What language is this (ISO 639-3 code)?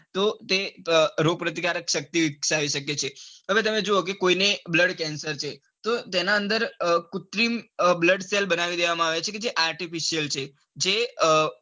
guj